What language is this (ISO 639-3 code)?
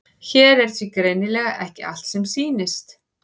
isl